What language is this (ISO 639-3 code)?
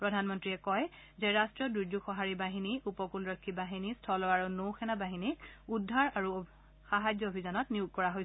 asm